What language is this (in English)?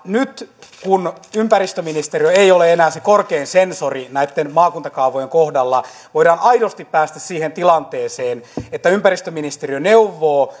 Finnish